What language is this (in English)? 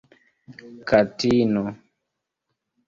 Esperanto